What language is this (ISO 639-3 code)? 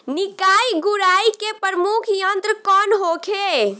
bho